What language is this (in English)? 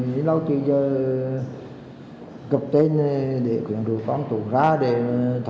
Vietnamese